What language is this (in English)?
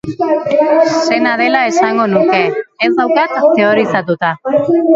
Basque